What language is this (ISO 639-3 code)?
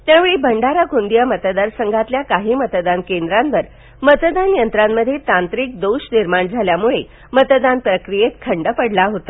mar